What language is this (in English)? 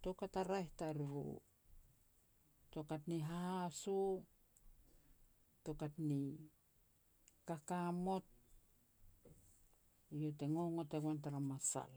Petats